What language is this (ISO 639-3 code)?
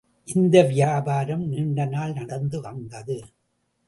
tam